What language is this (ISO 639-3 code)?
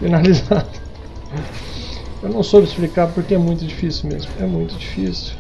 por